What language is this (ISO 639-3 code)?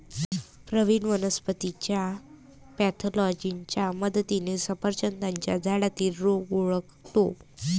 mar